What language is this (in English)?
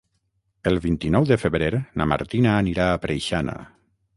Catalan